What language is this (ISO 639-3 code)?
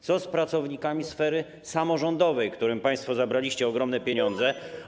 pol